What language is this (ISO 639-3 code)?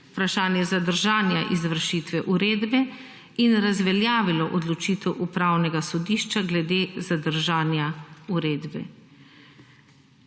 slv